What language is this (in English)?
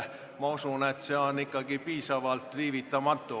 Estonian